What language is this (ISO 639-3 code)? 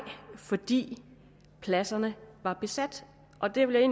dan